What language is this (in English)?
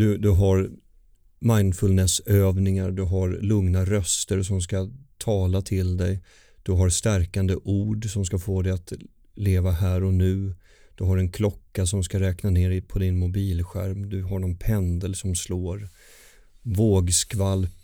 Swedish